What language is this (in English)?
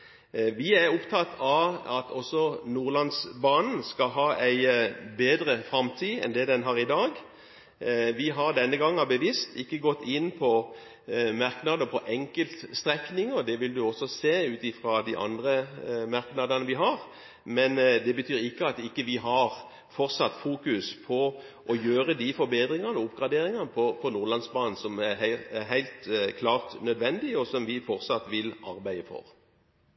Norwegian Bokmål